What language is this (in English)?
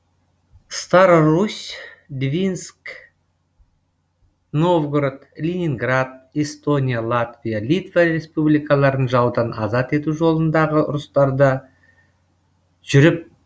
Kazakh